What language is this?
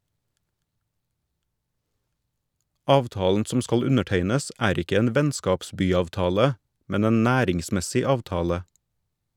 Norwegian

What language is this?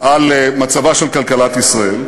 Hebrew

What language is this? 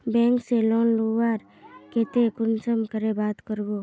Magahi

